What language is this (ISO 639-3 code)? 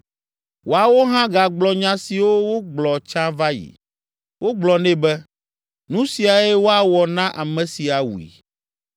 ewe